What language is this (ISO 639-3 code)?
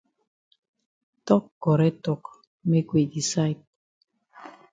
wes